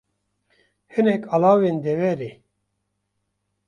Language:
Kurdish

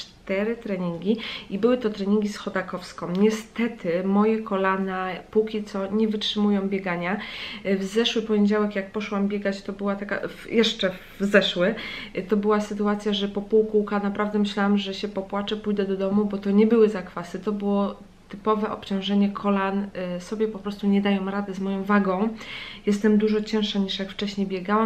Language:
Polish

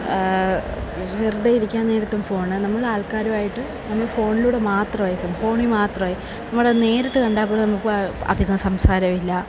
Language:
Malayalam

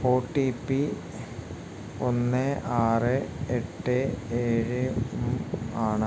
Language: Malayalam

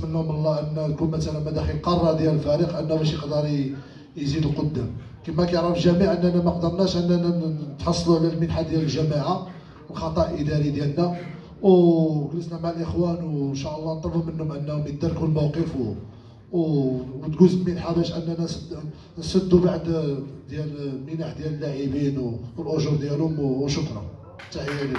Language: Arabic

